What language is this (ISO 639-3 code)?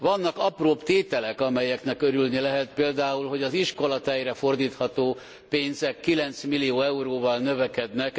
hun